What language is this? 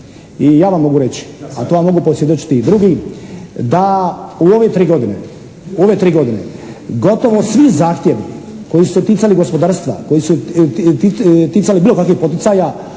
Croatian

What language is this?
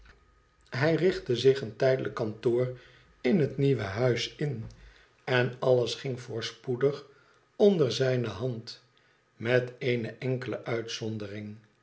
Dutch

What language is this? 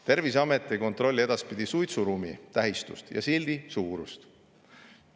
Estonian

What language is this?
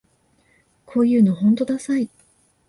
Japanese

